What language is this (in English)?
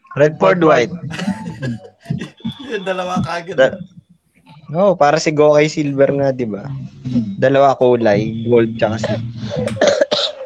Filipino